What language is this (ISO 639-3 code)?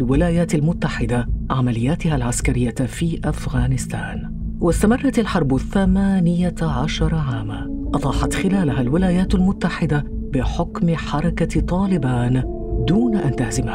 ara